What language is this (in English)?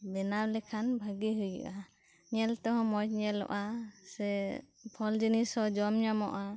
Santali